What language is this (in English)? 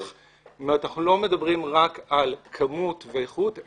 Hebrew